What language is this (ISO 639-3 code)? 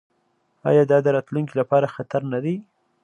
pus